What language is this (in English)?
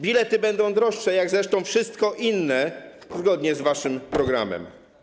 Polish